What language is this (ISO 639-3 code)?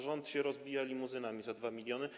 pol